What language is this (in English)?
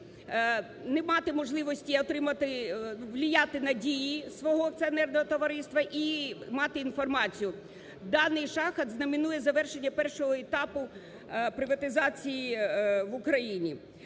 Ukrainian